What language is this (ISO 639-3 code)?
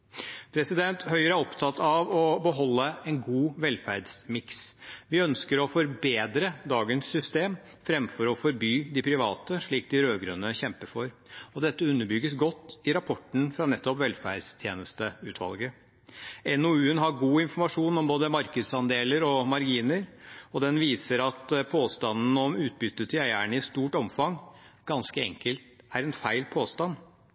nob